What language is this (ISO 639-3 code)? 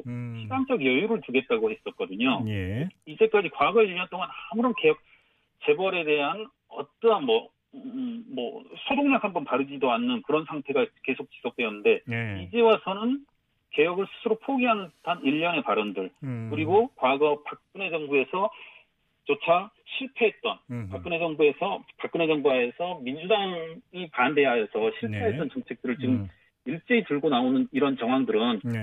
kor